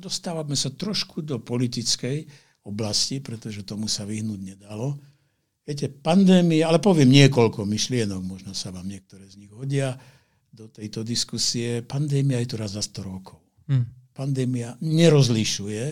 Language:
Slovak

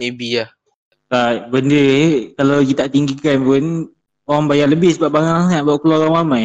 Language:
Malay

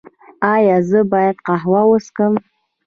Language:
Pashto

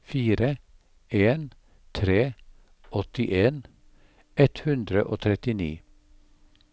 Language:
Norwegian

